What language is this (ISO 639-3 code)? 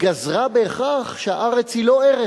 heb